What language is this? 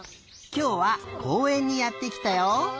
Japanese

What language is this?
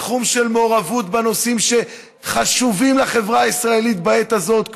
Hebrew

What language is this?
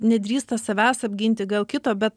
Lithuanian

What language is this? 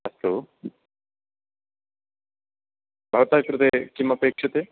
Sanskrit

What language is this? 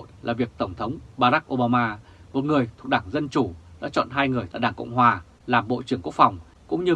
Vietnamese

